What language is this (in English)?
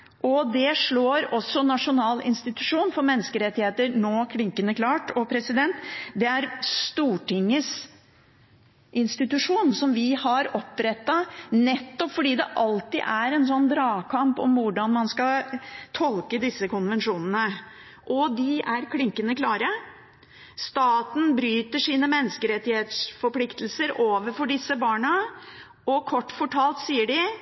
Norwegian Bokmål